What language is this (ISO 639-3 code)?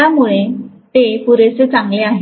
mar